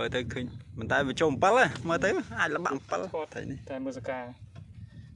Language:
Vietnamese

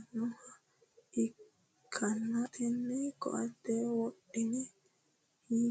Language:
Sidamo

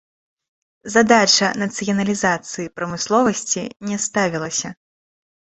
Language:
Belarusian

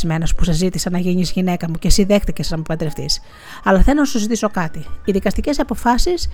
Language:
Greek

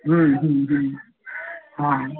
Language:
Maithili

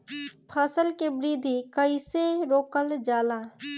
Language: Bhojpuri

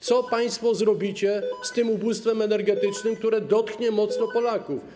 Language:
Polish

